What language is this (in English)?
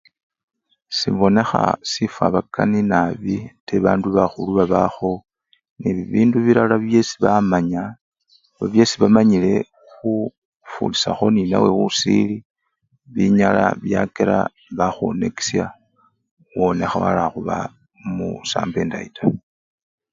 Luyia